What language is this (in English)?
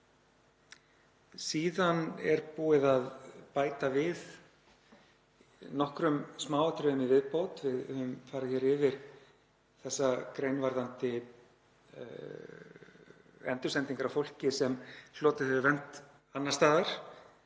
Icelandic